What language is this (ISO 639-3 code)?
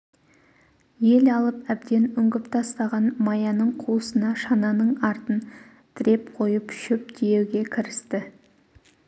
kaz